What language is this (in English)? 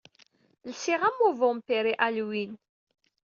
Kabyle